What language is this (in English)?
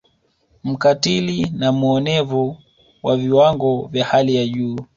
Swahili